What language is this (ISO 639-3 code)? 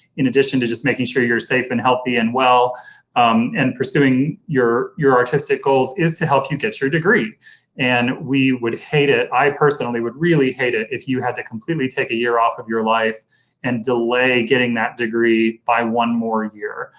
eng